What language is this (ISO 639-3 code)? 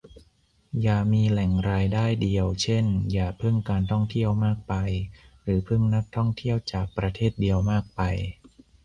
tha